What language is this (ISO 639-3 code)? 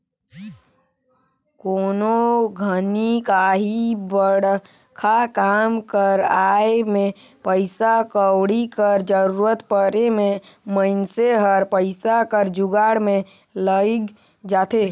hne